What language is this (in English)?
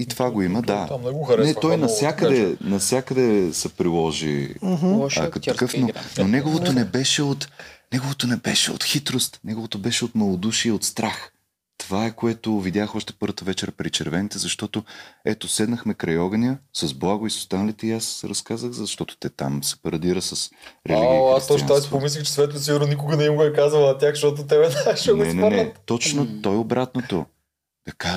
Bulgarian